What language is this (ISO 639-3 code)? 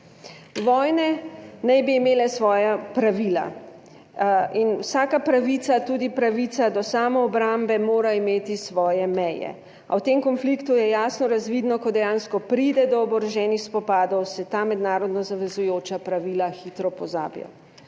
slv